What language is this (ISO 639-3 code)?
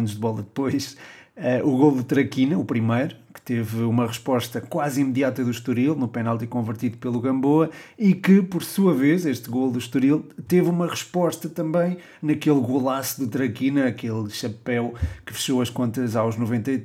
por